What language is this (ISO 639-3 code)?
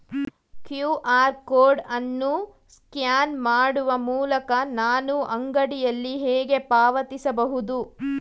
kan